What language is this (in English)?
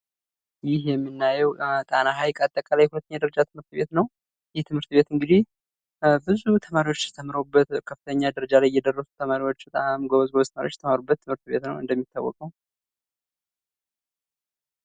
Amharic